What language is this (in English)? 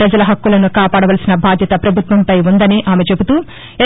Telugu